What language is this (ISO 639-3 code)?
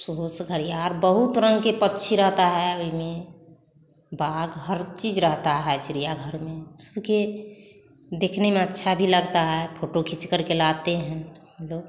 hin